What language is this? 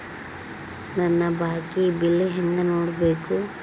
Kannada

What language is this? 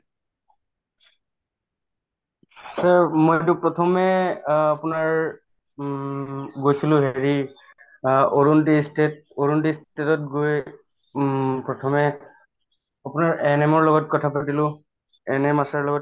Assamese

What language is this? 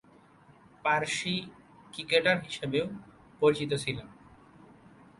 Bangla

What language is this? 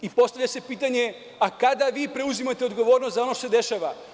Serbian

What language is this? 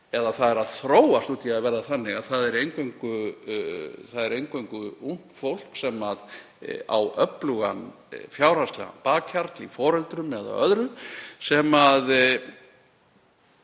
Icelandic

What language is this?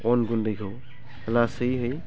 Bodo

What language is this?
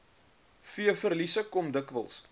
Afrikaans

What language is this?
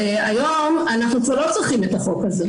Hebrew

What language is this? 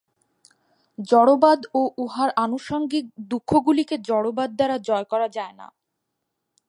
Bangla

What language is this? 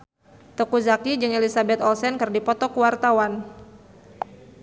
Sundanese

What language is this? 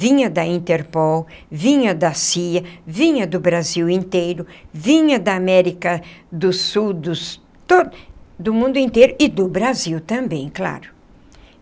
Portuguese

